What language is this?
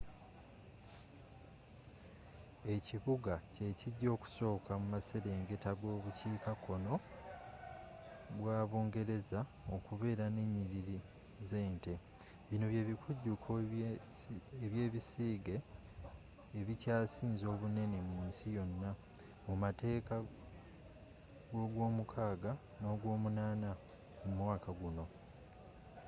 Ganda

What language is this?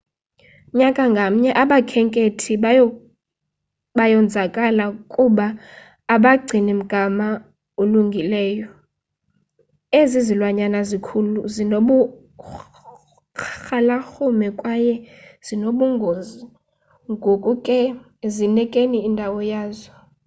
Xhosa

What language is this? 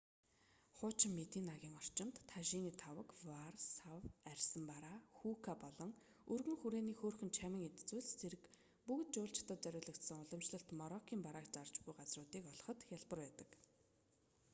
Mongolian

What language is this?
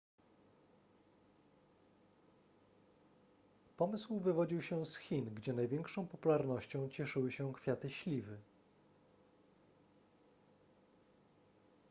Polish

